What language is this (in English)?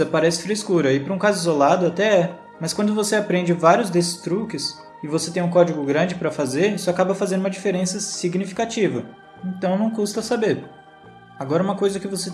Portuguese